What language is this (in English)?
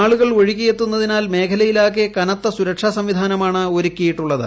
Malayalam